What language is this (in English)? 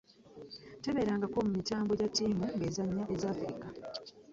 Ganda